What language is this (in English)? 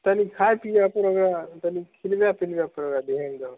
Maithili